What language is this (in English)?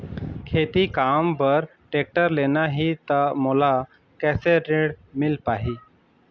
Chhattisgarhi